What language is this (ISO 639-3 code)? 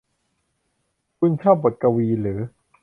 tha